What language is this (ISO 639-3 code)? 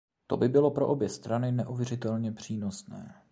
ces